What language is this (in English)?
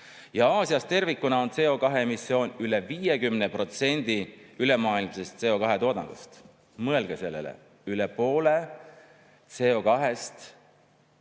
Estonian